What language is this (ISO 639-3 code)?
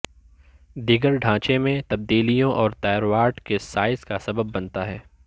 urd